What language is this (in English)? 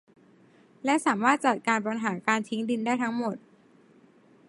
Thai